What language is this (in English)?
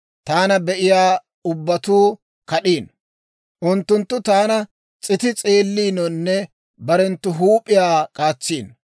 Dawro